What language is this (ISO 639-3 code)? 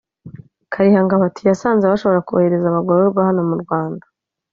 kin